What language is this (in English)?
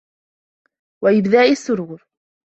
Arabic